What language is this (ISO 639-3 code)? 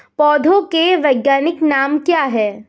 hin